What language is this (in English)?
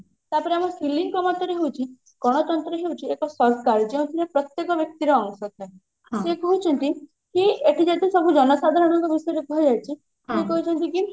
Odia